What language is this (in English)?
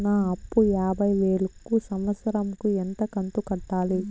Telugu